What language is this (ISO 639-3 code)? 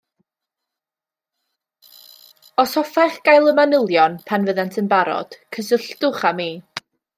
cym